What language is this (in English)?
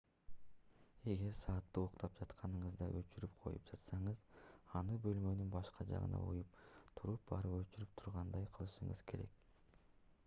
Kyrgyz